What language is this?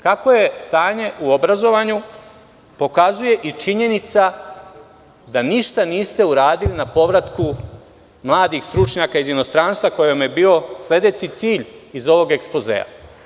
Serbian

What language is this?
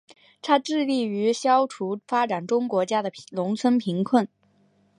Chinese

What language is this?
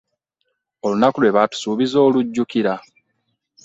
Ganda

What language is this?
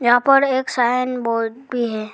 Hindi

